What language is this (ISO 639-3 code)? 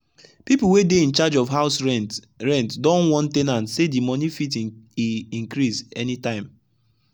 pcm